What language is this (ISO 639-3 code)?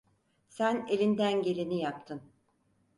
tur